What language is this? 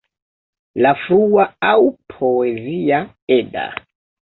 Esperanto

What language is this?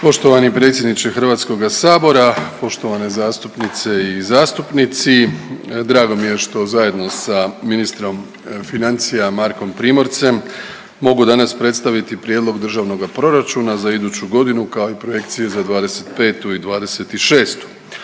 Croatian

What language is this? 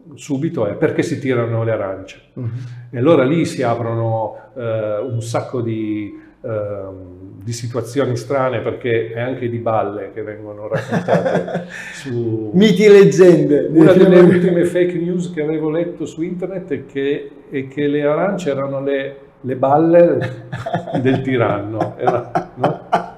Italian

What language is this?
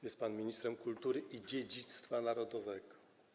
Polish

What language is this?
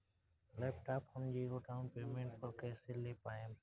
Bhojpuri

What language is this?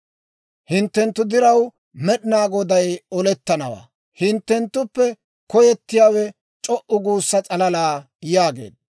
Dawro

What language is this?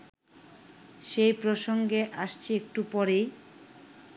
Bangla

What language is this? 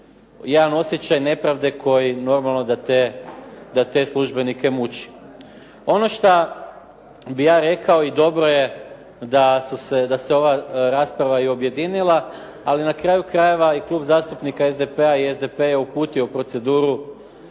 Croatian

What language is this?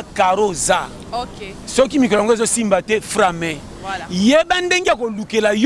French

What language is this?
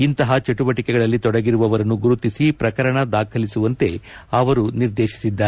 Kannada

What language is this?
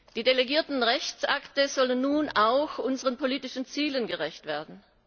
German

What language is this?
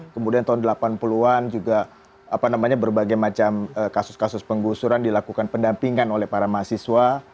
Indonesian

